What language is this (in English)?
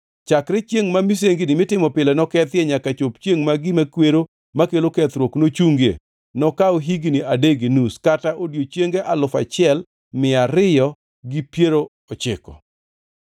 Luo (Kenya and Tanzania)